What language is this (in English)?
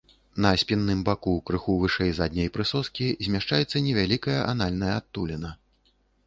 Belarusian